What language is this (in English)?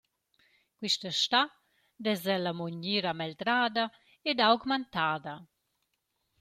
Romansh